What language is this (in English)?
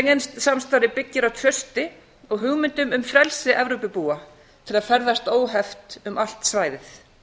Icelandic